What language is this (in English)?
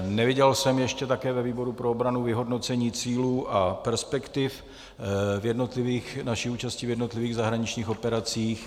Czech